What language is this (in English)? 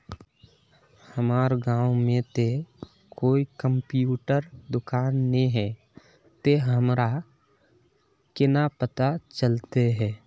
Magahi